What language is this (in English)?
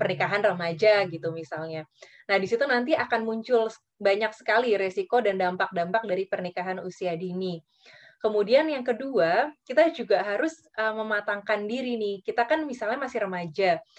Indonesian